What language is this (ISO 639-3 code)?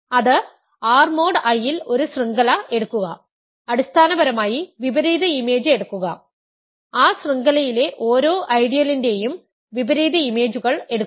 mal